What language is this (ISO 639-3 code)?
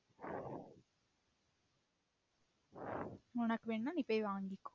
tam